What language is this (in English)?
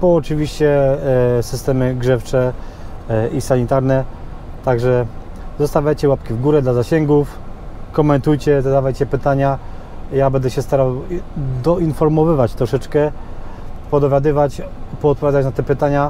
Polish